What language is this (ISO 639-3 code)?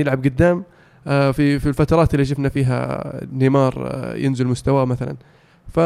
ara